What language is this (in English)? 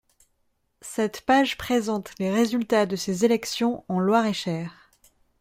French